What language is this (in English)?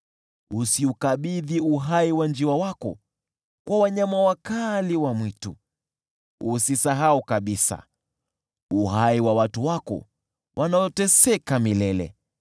Swahili